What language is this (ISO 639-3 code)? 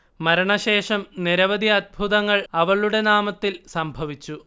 mal